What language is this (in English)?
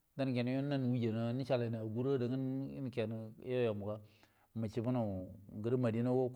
Buduma